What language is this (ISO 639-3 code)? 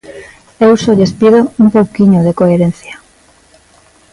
glg